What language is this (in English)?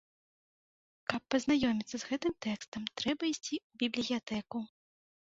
Belarusian